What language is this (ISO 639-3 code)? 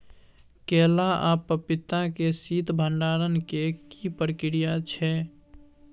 mai